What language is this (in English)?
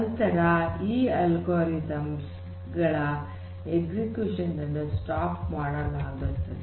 Kannada